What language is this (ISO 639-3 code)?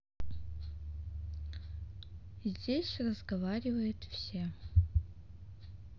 rus